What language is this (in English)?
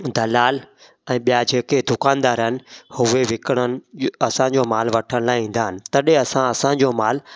Sindhi